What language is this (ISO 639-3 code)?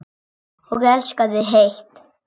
isl